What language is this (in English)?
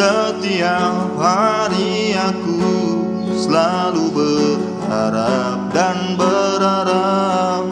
Indonesian